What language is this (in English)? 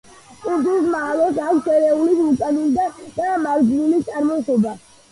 Georgian